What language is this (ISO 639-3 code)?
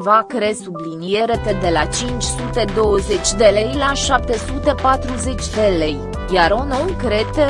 ron